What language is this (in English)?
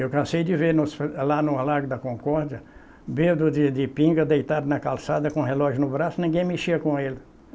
Portuguese